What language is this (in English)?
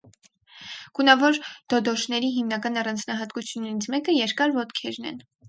Armenian